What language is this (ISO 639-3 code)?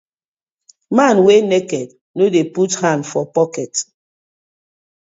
pcm